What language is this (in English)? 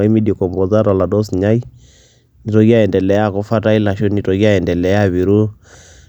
Masai